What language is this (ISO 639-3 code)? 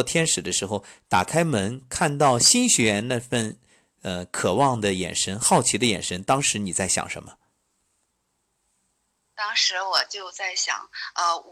zho